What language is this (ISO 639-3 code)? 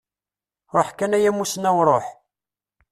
kab